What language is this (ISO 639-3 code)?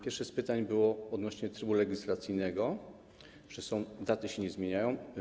pol